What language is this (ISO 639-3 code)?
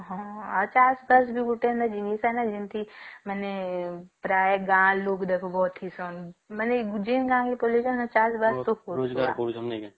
ori